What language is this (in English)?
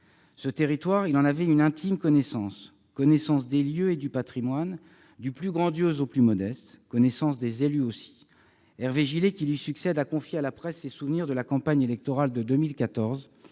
French